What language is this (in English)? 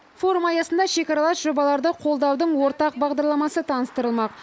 Kazakh